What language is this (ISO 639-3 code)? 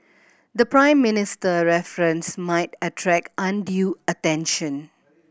eng